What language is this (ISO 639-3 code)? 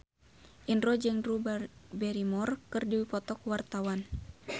sun